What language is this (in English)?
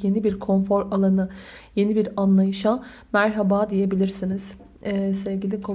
Turkish